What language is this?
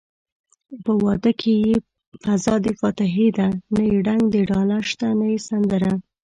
Pashto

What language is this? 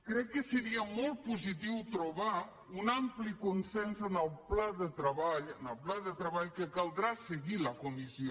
Catalan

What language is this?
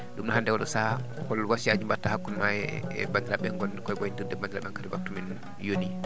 Fula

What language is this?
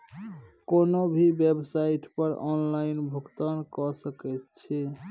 Maithili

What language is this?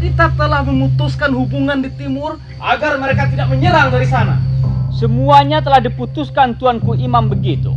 Indonesian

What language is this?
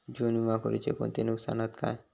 Marathi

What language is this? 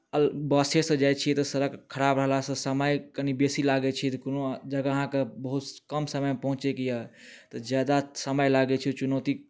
Maithili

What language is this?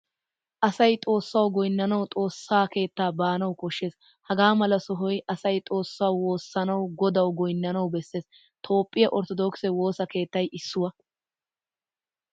Wolaytta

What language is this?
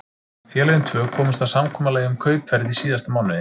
Icelandic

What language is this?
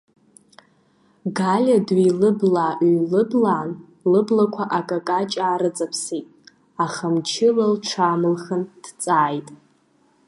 Abkhazian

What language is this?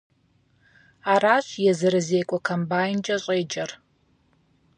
Kabardian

